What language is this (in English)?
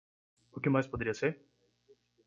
Portuguese